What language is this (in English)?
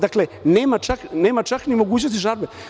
Serbian